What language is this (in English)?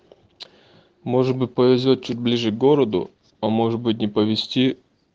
Russian